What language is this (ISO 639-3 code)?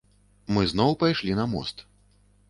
bel